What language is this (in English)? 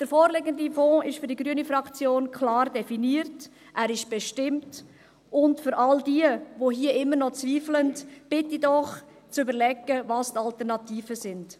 Swiss German